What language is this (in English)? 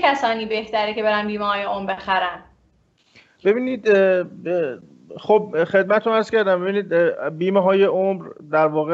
Persian